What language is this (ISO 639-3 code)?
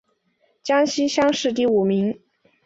zho